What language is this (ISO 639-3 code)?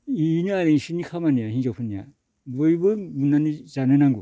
brx